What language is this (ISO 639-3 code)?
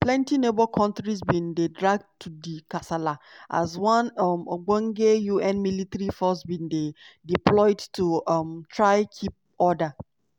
pcm